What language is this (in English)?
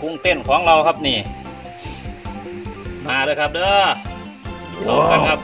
Thai